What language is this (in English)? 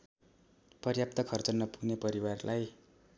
Nepali